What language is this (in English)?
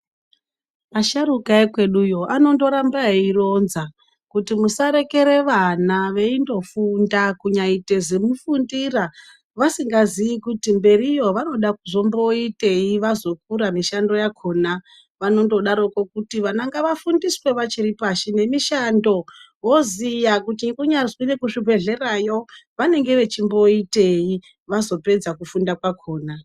Ndau